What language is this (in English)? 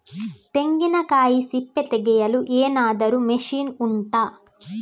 Kannada